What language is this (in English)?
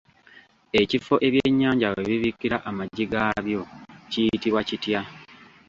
Ganda